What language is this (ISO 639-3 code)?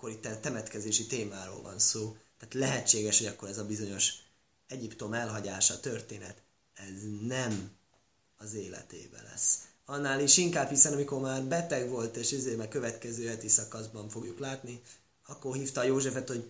hun